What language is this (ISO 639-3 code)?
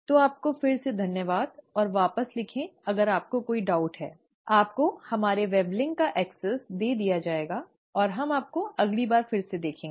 hin